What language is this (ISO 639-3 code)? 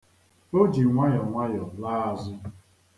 ibo